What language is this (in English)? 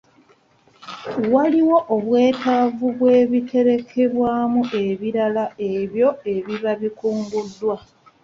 Ganda